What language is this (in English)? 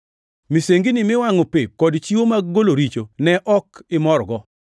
Luo (Kenya and Tanzania)